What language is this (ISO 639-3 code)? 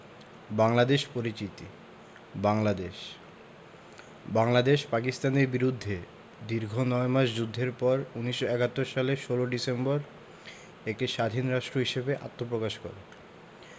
ben